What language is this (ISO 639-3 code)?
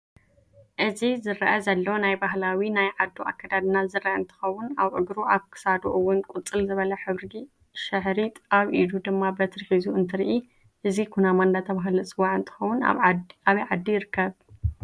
tir